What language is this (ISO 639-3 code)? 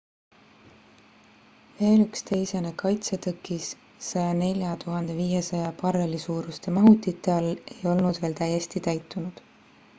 est